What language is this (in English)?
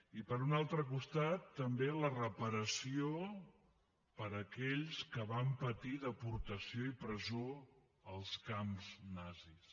Catalan